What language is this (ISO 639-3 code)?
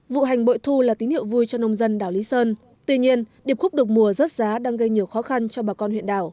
vie